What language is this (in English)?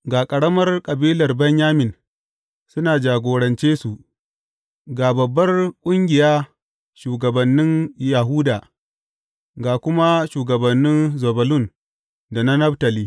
Hausa